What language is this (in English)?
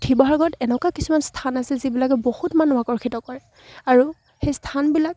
Assamese